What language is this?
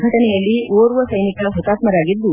Kannada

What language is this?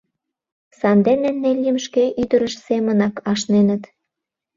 Mari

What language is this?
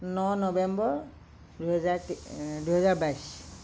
Assamese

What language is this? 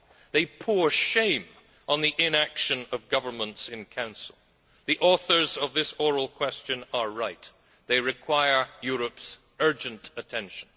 English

